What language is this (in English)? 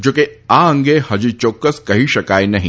Gujarati